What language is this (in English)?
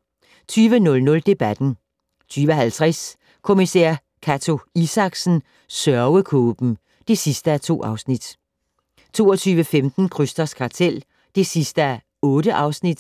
Danish